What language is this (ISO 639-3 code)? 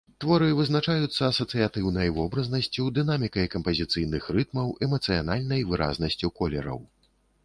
bel